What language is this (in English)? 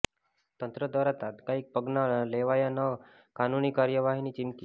Gujarati